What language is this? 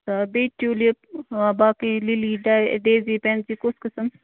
Kashmiri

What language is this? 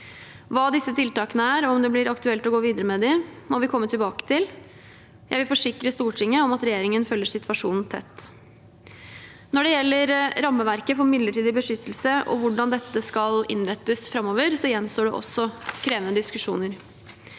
Norwegian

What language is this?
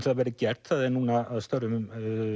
Icelandic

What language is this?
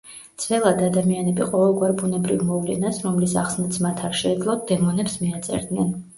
Georgian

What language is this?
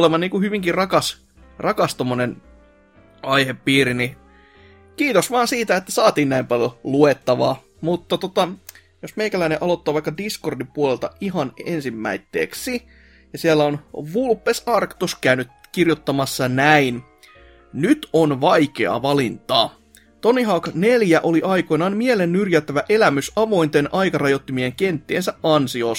Finnish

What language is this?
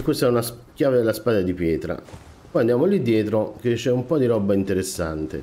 Italian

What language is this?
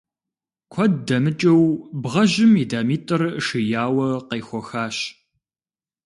Kabardian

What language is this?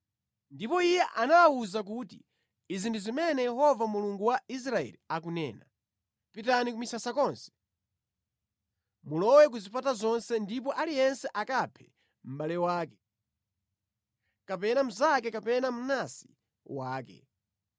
Nyanja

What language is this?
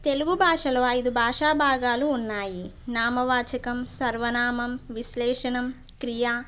Telugu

